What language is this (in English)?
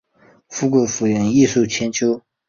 Chinese